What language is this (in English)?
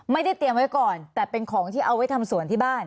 Thai